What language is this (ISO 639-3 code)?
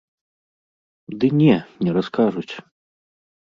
bel